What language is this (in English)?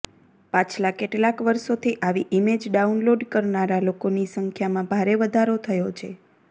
Gujarati